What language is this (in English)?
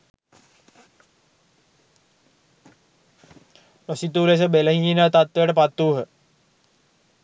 Sinhala